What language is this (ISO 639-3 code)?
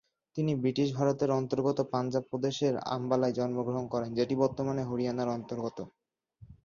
ben